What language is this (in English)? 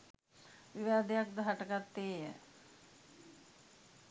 Sinhala